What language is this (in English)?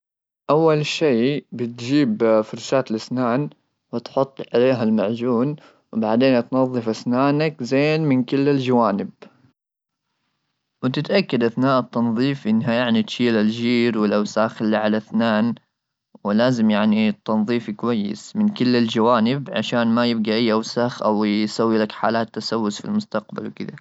Gulf Arabic